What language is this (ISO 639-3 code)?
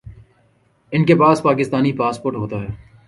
urd